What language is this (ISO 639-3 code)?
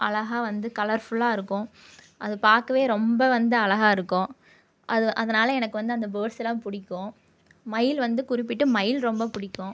tam